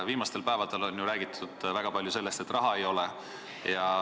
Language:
Estonian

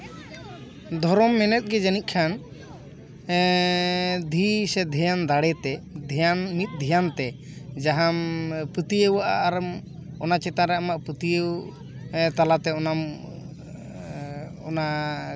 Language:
Santali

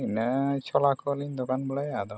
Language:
Santali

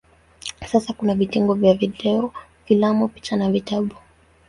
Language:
Swahili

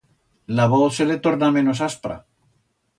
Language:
Aragonese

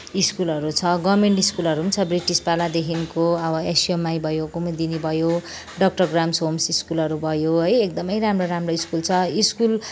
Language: Nepali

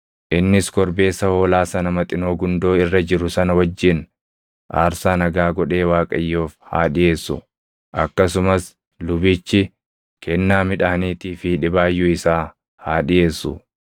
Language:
Oromo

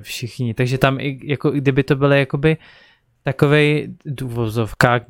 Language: Czech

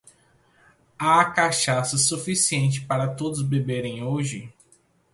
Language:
Portuguese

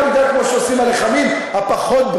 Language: Hebrew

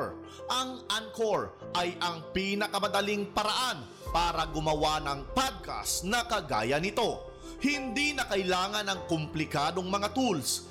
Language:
Filipino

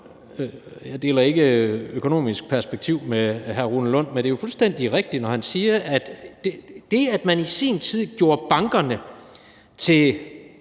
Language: Danish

